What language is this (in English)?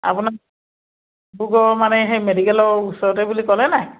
Assamese